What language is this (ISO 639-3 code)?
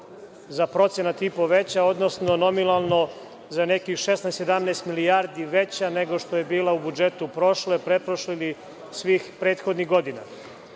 srp